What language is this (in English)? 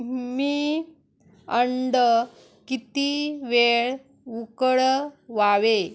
Marathi